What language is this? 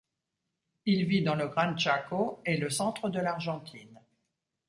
French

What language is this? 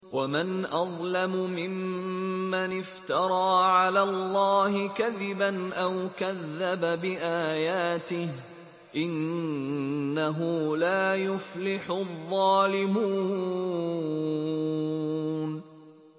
Arabic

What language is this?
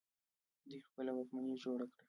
Pashto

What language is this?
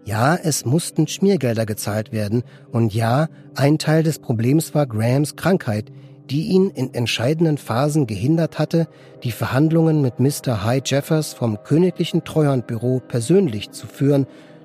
German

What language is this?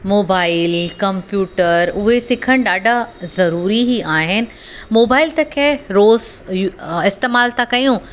Sindhi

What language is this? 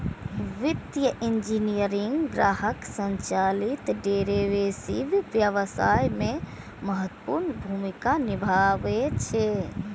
Maithili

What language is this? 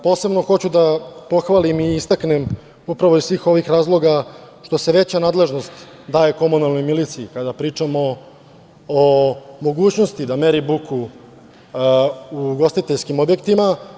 Serbian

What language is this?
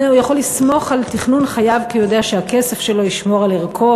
Hebrew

